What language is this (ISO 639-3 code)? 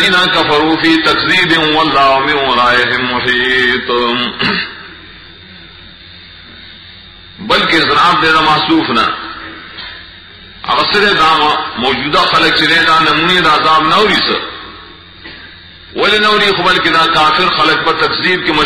ron